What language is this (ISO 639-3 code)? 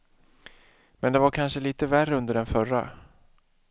swe